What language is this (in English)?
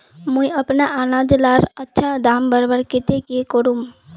Magahi